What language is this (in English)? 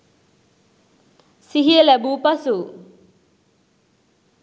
Sinhala